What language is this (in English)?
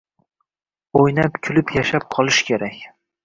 Uzbek